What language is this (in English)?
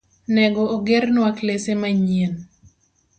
Luo (Kenya and Tanzania)